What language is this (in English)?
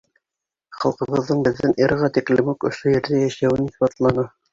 Bashkir